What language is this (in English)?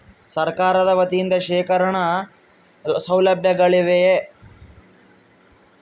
Kannada